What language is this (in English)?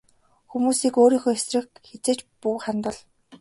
Mongolian